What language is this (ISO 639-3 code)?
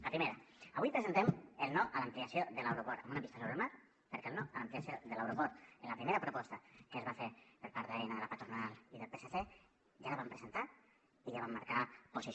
cat